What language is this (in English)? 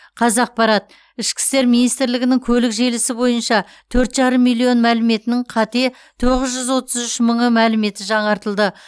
Kazakh